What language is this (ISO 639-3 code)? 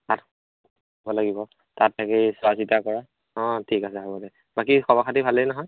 asm